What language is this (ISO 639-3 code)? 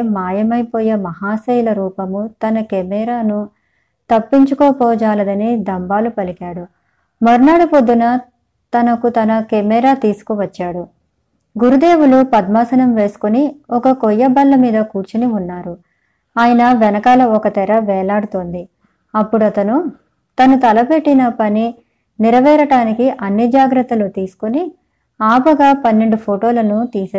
tel